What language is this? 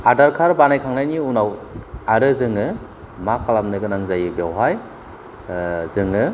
Bodo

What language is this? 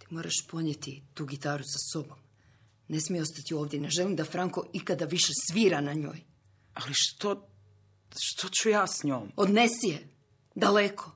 Croatian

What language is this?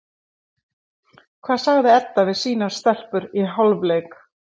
Icelandic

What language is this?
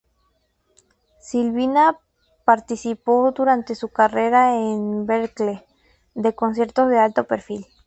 Spanish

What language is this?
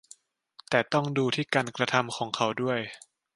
Thai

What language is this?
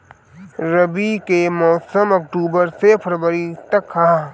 Bhojpuri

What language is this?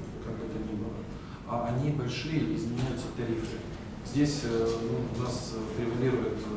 Russian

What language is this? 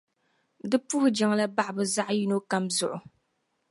Dagbani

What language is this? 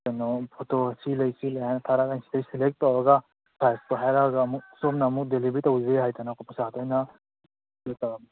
Manipuri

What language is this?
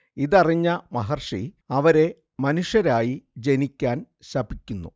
Malayalam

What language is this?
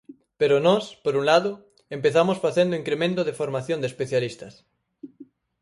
Galician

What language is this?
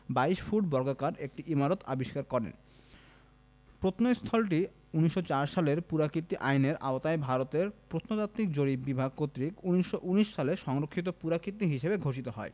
Bangla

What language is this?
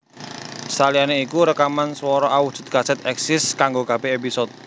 Javanese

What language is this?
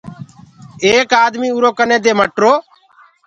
Gurgula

